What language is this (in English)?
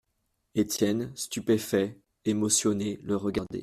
French